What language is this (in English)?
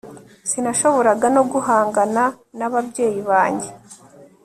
Kinyarwanda